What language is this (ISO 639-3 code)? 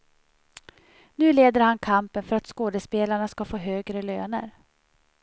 swe